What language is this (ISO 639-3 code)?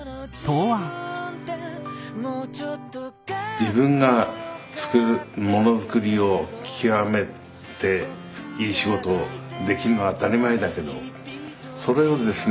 jpn